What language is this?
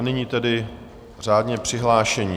Czech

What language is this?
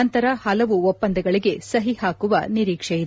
Kannada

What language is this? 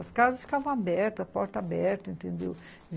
Portuguese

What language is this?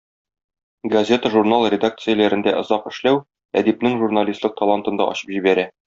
Tatar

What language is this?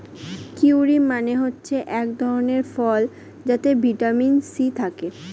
Bangla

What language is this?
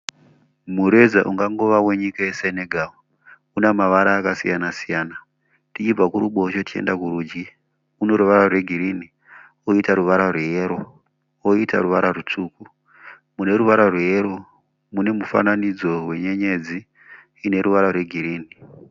Shona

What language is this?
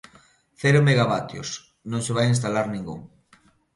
Galician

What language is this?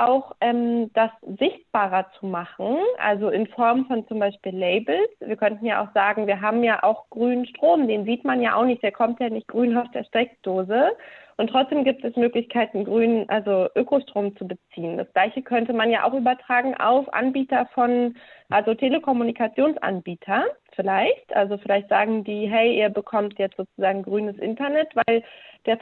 German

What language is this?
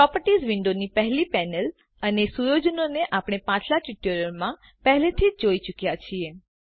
Gujarati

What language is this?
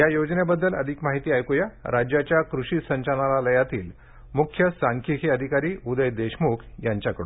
Marathi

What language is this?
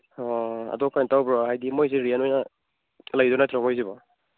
Manipuri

